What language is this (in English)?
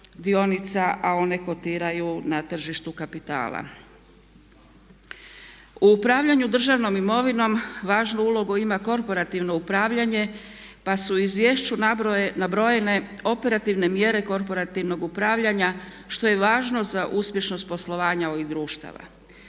Croatian